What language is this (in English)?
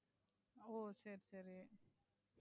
Tamil